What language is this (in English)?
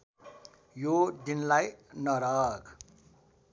Nepali